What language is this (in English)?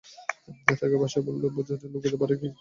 Bangla